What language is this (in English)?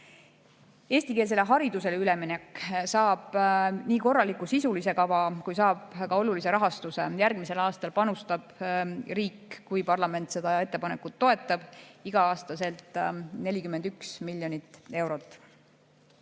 Estonian